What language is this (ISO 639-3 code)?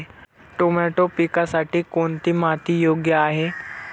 mar